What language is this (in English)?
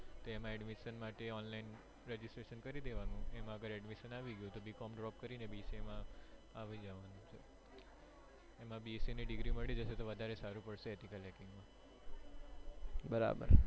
Gujarati